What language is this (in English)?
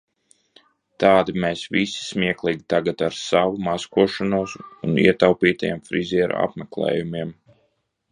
Latvian